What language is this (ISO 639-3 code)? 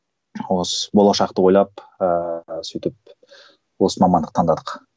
kaz